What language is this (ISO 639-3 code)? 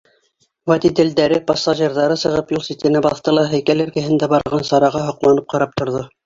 bak